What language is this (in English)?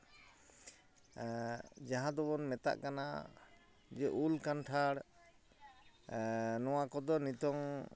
Santali